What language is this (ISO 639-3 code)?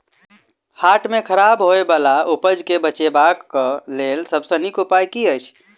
mai